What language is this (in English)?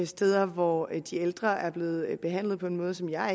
Danish